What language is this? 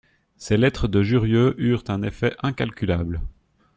French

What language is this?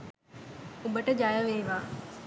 Sinhala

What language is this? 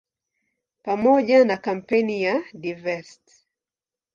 Swahili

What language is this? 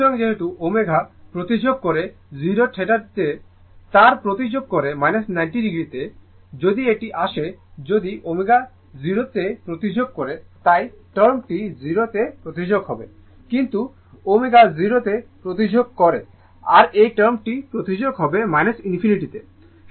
Bangla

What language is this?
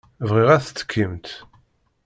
Kabyle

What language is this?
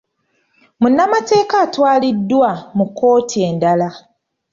Ganda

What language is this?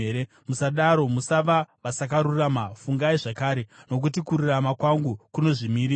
Shona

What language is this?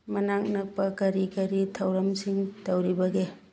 Manipuri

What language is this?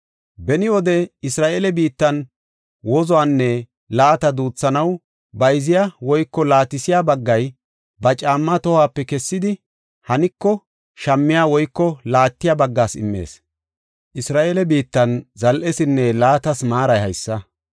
Gofa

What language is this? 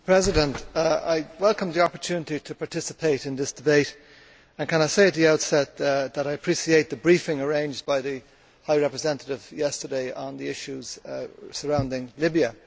English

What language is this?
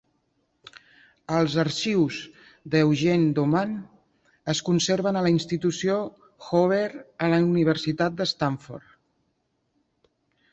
Catalan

